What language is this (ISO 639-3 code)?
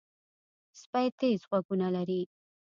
pus